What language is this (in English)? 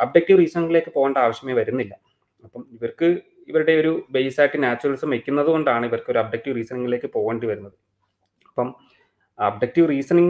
Malayalam